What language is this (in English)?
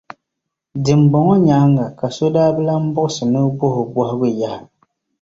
Dagbani